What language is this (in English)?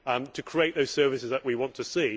English